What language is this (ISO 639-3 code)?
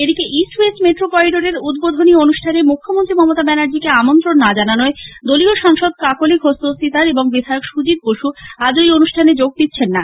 ben